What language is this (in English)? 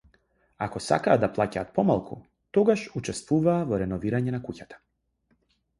Macedonian